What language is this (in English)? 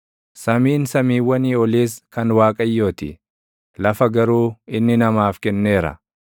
Oromo